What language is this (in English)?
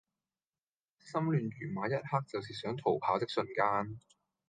Cantonese